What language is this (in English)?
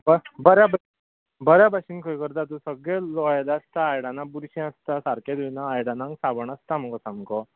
Konkani